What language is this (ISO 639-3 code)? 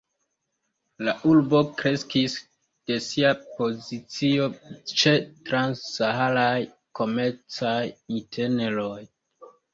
epo